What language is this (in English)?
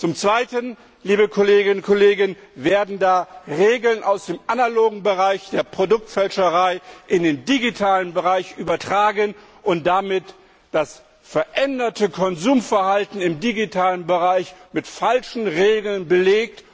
German